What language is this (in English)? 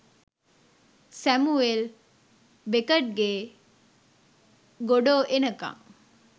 Sinhala